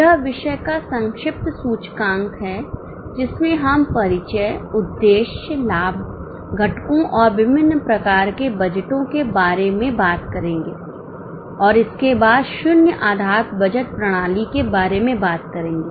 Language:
Hindi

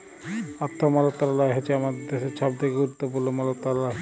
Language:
Bangla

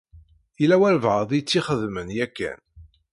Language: Kabyle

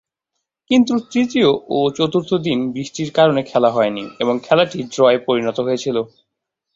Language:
Bangla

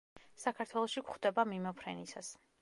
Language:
Georgian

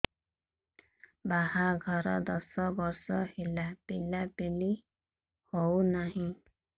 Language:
Odia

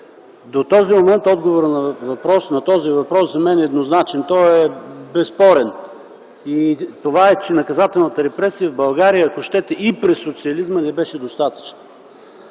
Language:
Bulgarian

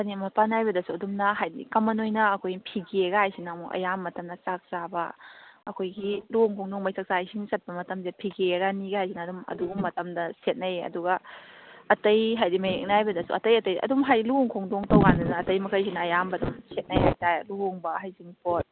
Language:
Manipuri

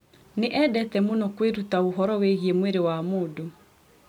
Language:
Kikuyu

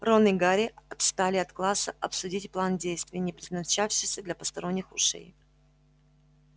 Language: Russian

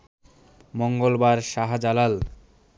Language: Bangla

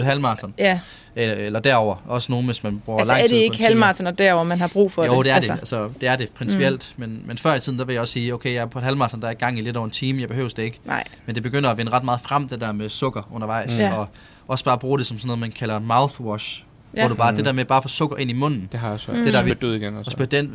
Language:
Danish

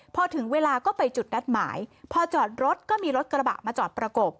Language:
Thai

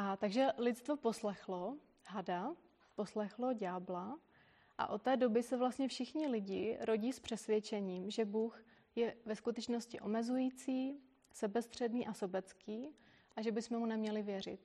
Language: Czech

